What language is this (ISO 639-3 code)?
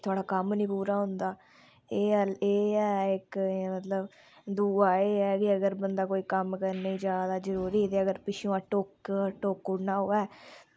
doi